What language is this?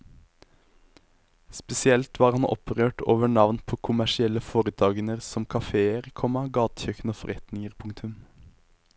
Norwegian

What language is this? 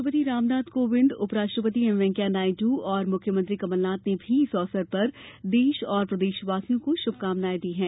Hindi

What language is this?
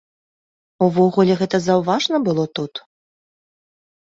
Belarusian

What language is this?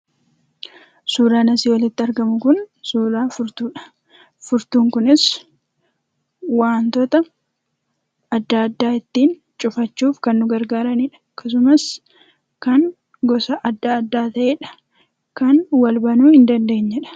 Oromo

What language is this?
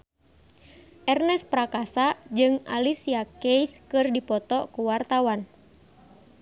Sundanese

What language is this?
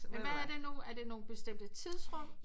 Danish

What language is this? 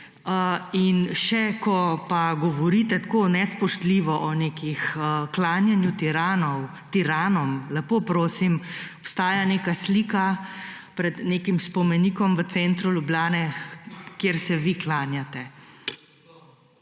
Slovenian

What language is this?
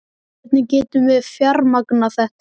Icelandic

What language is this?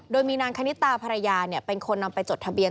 Thai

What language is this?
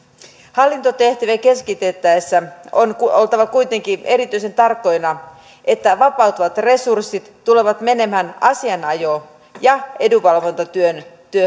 Finnish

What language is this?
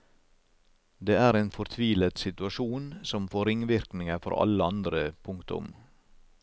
Norwegian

